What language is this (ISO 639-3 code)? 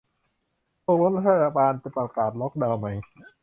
tha